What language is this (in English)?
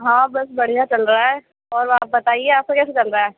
Urdu